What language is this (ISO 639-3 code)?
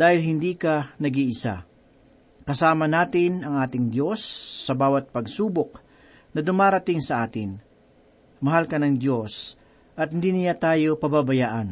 fil